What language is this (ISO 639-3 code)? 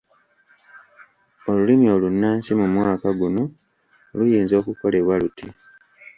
lug